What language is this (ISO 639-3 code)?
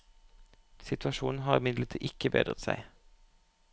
nor